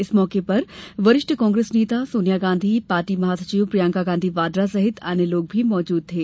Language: Hindi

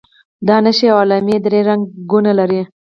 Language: Pashto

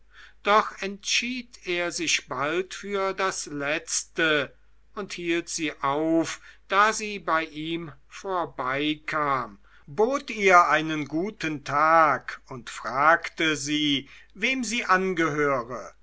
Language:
German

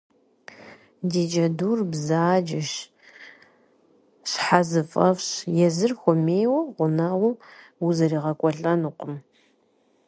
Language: Kabardian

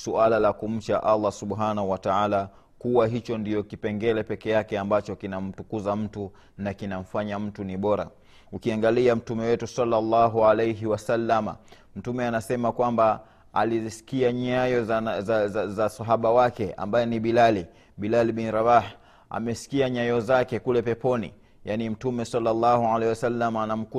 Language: Swahili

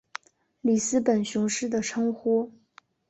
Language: Chinese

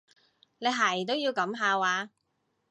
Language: Cantonese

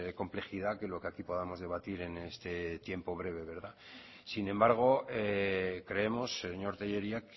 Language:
Spanish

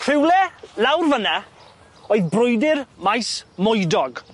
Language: Welsh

